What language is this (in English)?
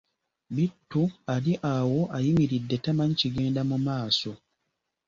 Ganda